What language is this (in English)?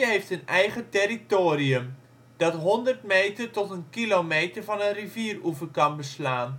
Dutch